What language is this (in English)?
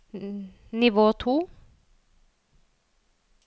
Norwegian